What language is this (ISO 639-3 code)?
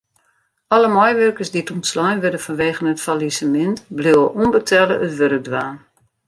fry